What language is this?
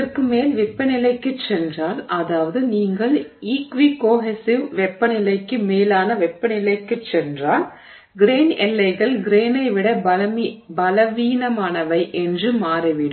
Tamil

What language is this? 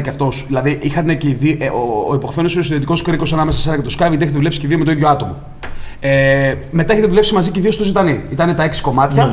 Greek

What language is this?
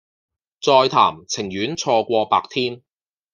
Cantonese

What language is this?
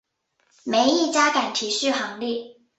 Chinese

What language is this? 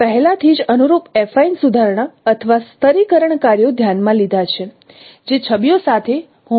Gujarati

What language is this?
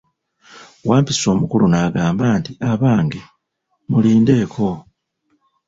Ganda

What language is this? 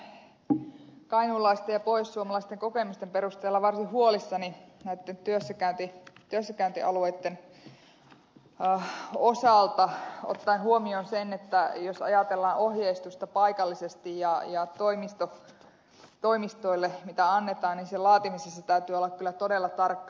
Finnish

